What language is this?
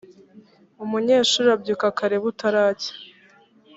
Kinyarwanda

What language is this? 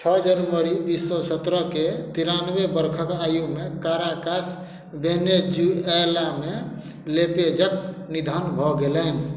Maithili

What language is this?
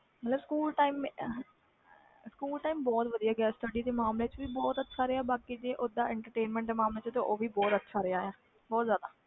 Punjabi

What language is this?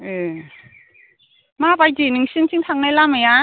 Bodo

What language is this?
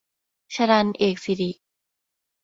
Thai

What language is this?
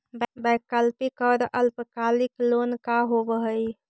Magahi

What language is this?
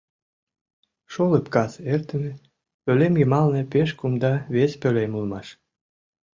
Mari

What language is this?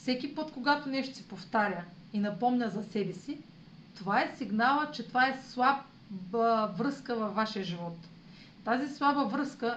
Bulgarian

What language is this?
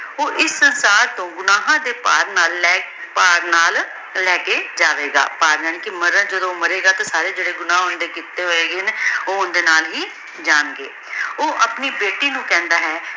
Punjabi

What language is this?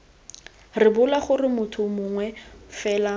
Tswana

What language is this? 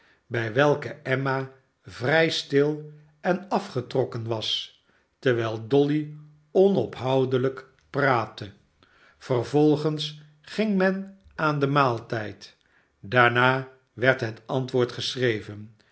Dutch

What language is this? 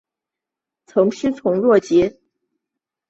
Chinese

